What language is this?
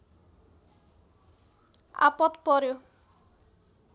Nepali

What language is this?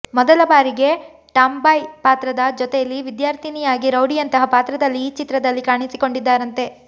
Kannada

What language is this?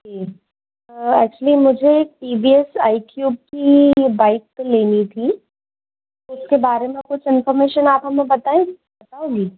Hindi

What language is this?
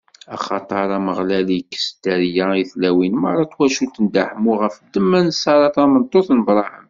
Kabyle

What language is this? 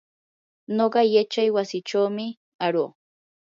Yanahuanca Pasco Quechua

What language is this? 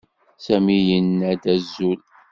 Kabyle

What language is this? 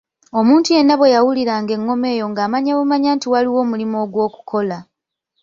Ganda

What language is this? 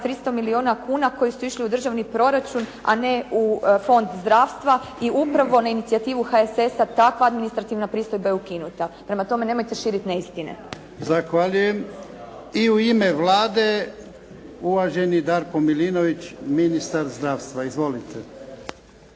Croatian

